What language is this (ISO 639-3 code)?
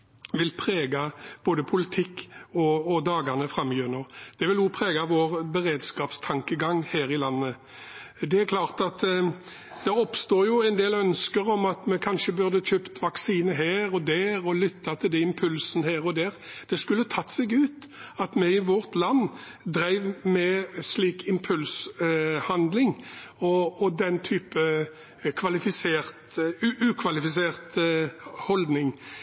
nob